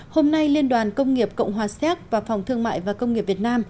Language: Vietnamese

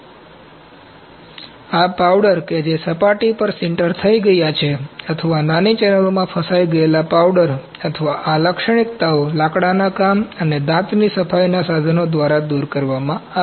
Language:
Gujarati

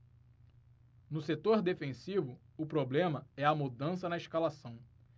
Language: Portuguese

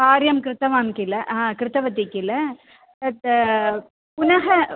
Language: Sanskrit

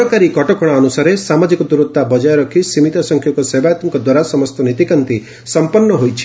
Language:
Odia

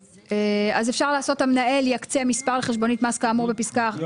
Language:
Hebrew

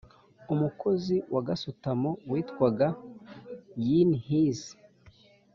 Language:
Kinyarwanda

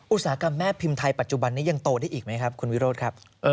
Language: Thai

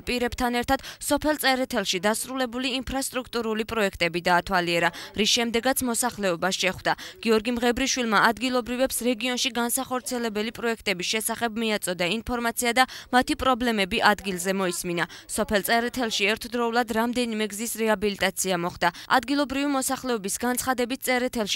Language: Romanian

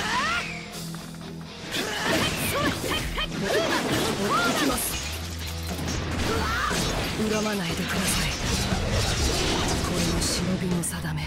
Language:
Japanese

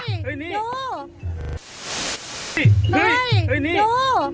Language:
Thai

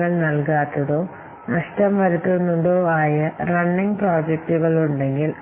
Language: Malayalam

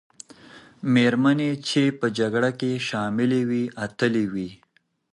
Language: Pashto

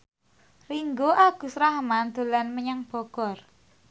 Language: Javanese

